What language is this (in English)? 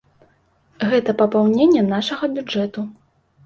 Belarusian